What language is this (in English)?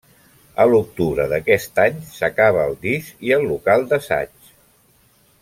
Catalan